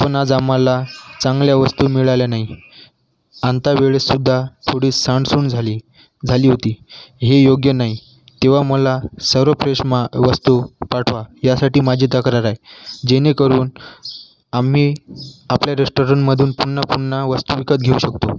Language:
Marathi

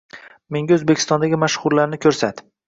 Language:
Uzbek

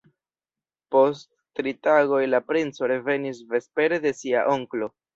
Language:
Esperanto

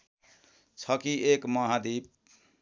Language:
Nepali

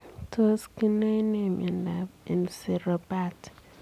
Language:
Kalenjin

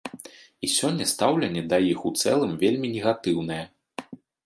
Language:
Belarusian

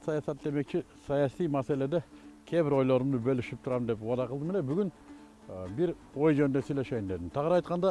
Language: Turkish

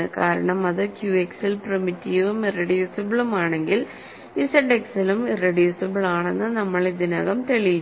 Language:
Malayalam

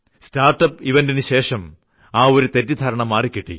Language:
Malayalam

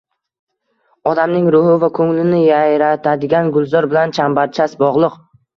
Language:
Uzbek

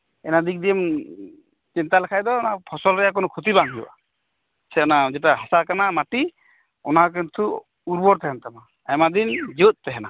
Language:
Santali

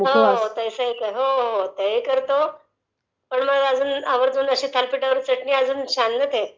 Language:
Marathi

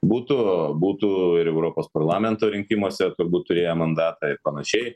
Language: Lithuanian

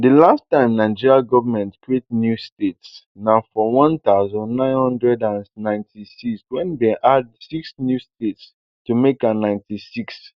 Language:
Nigerian Pidgin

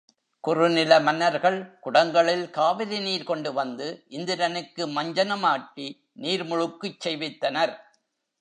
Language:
Tamil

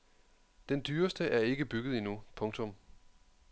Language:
Danish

